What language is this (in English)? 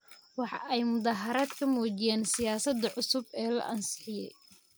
Somali